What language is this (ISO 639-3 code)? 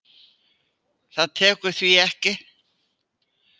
isl